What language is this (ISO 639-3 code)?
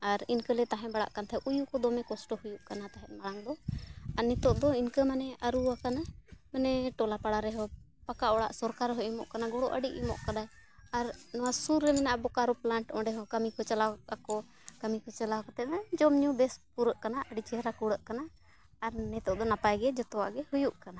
sat